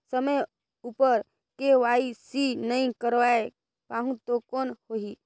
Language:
Chhattisgarhi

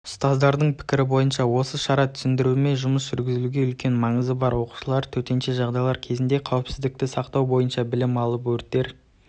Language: Kazakh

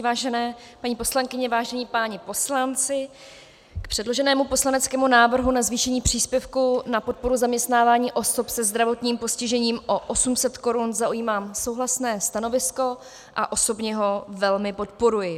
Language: Czech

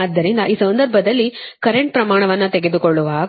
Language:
Kannada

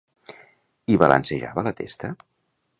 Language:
Catalan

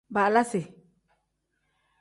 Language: Tem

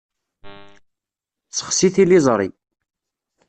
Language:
Kabyle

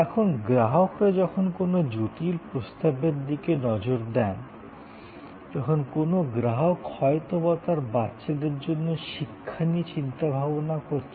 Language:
Bangla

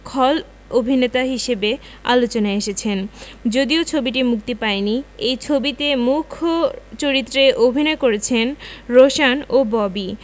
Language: Bangla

